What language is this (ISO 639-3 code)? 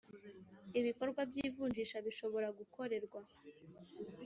kin